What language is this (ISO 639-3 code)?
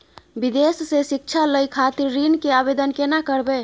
mai